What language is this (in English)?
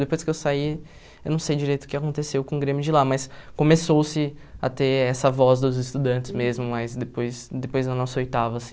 Portuguese